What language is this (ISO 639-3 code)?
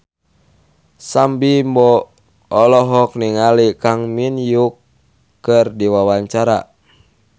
sun